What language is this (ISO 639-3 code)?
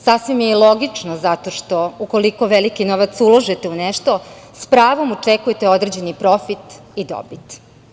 srp